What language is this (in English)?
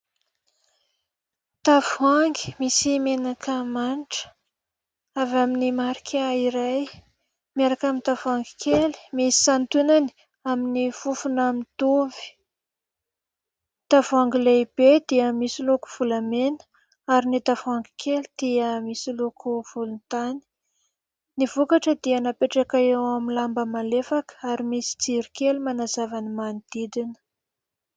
Malagasy